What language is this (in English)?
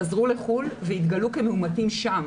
Hebrew